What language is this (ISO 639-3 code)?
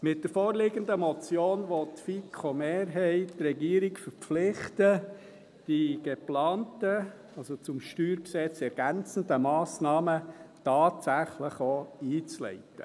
gsw